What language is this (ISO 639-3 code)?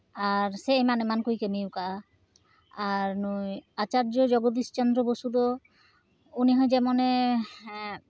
sat